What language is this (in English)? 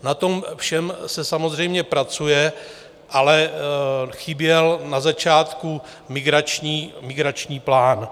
Czech